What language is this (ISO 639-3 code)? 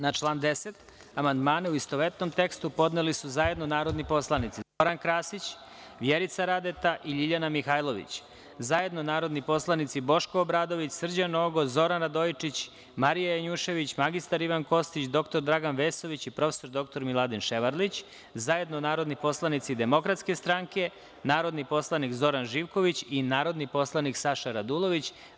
srp